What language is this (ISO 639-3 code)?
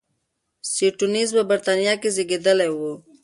pus